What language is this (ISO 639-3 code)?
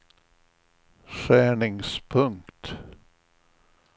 swe